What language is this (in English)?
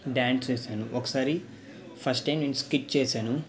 Telugu